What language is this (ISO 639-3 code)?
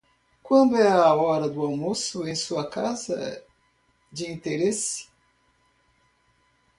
por